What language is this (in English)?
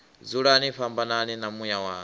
Venda